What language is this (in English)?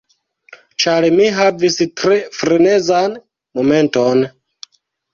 Esperanto